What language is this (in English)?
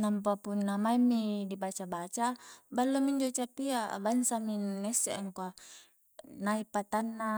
Coastal Konjo